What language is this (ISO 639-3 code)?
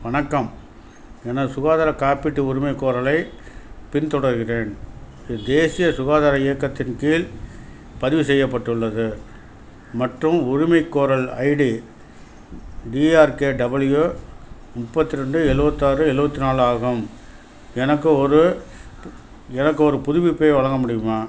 tam